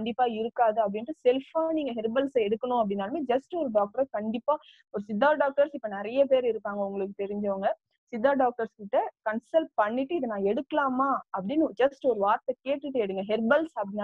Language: Tamil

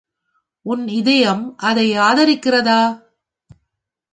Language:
Tamil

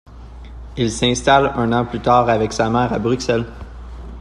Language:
French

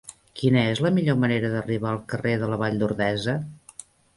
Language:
Catalan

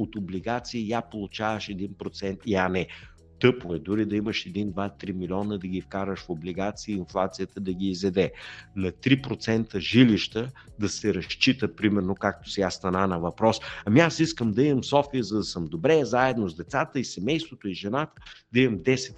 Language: Bulgarian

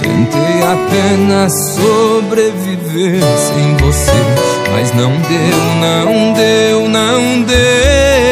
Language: Portuguese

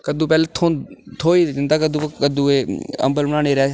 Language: Dogri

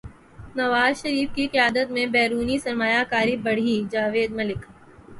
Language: Urdu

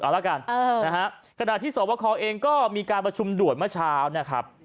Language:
Thai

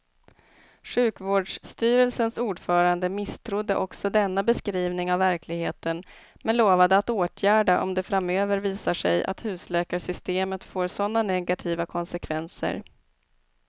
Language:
Swedish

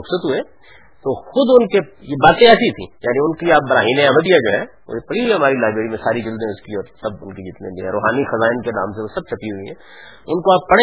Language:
Urdu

